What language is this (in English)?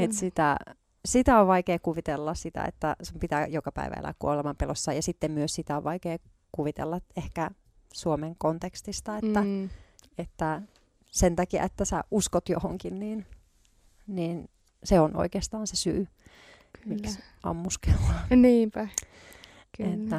Finnish